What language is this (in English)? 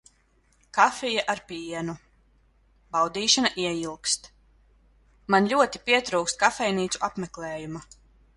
Latvian